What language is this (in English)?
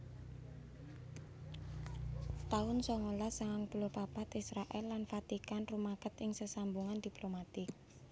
Javanese